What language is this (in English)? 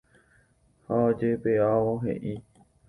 Guarani